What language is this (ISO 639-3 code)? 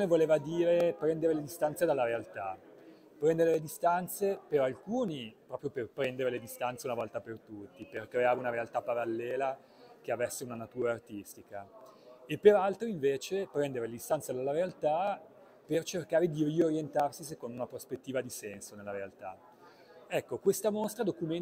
ita